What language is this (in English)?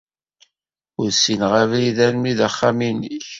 Kabyle